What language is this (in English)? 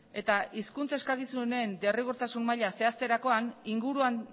Basque